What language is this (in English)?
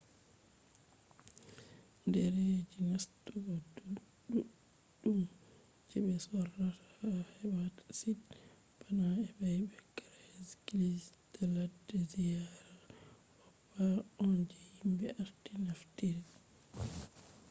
Fula